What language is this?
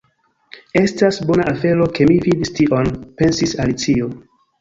Esperanto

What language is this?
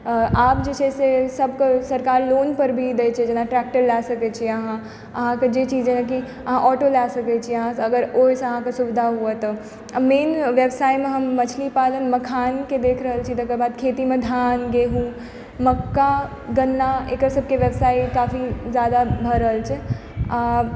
Maithili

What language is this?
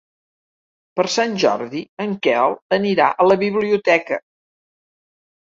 Catalan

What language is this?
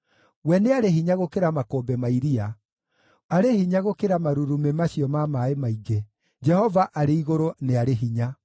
Kikuyu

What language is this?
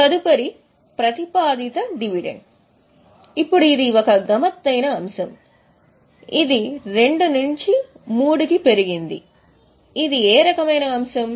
Telugu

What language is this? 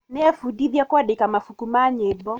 Kikuyu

